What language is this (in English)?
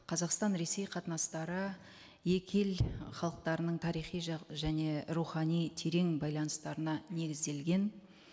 Kazakh